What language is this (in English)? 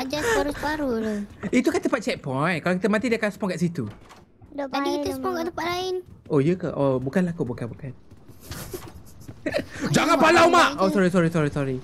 Malay